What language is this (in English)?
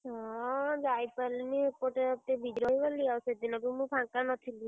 Odia